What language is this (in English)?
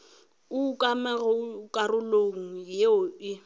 Northern Sotho